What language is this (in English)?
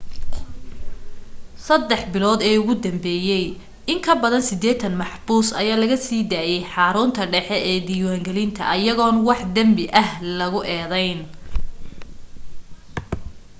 Somali